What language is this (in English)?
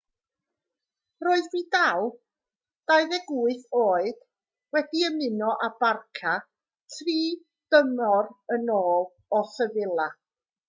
Welsh